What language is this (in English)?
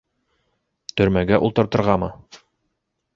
Bashkir